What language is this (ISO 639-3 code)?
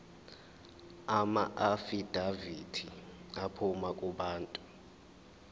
zul